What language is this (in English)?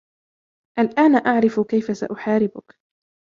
Arabic